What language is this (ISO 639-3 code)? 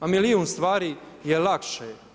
hrv